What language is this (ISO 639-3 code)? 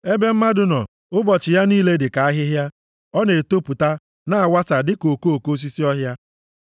ibo